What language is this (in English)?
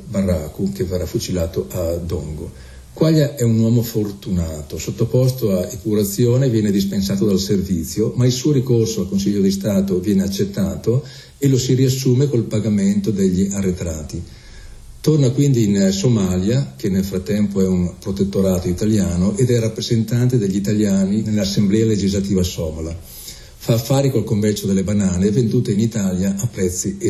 Italian